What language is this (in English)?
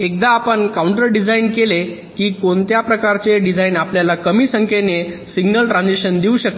Marathi